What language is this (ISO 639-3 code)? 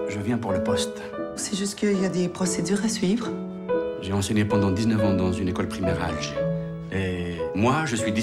fra